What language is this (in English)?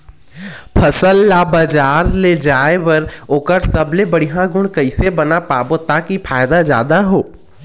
Chhattisgarhi